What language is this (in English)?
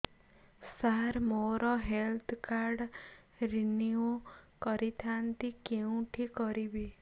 Odia